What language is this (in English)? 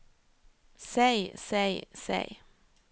Norwegian